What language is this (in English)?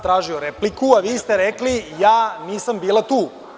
Serbian